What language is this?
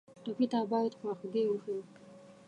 Pashto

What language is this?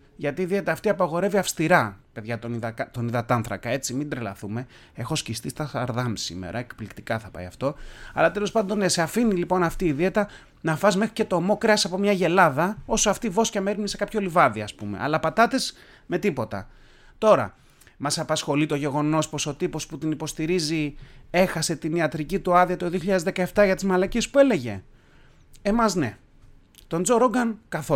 Greek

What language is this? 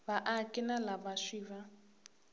Tsonga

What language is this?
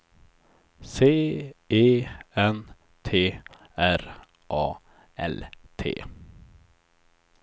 Swedish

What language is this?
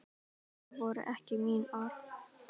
Icelandic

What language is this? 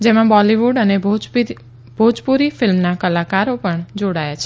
Gujarati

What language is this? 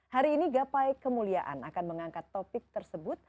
Indonesian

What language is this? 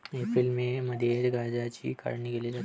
Marathi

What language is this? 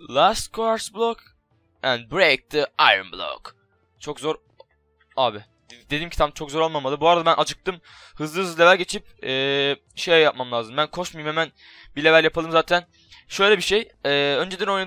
Turkish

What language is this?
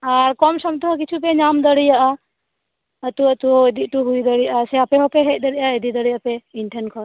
Santali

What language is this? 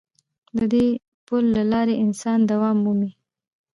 Pashto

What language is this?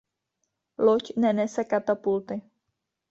Czech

